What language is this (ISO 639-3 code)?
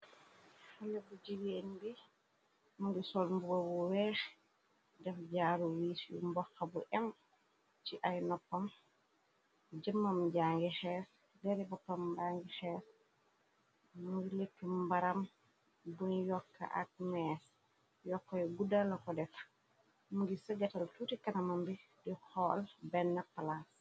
wol